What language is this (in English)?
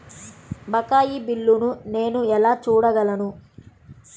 Telugu